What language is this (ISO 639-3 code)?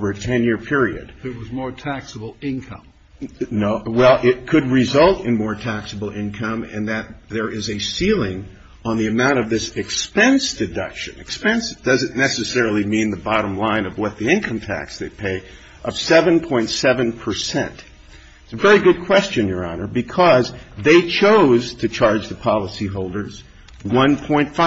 eng